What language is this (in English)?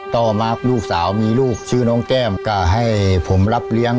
Thai